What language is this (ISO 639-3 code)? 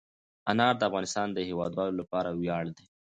pus